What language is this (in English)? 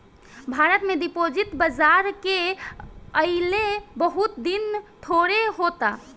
Bhojpuri